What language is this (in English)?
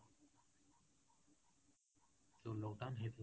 Odia